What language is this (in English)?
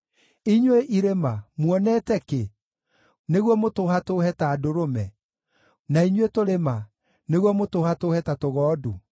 Kikuyu